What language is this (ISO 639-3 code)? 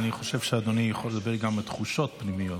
heb